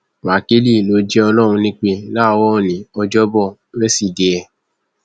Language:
Yoruba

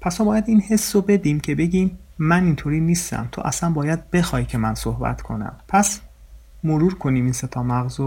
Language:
Persian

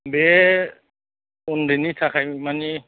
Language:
Bodo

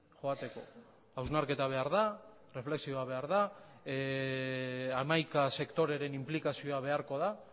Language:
Basque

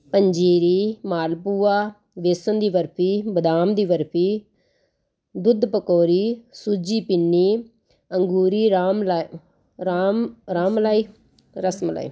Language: Punjabi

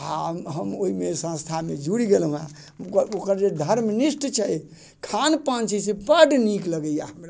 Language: Maithili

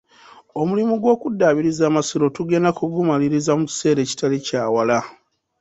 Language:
Ganda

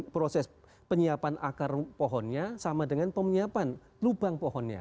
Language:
Indonesian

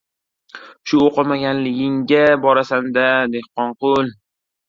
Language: Uzbek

